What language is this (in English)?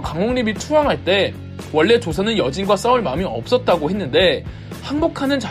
Korean